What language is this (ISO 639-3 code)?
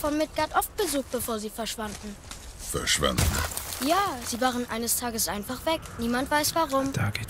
deu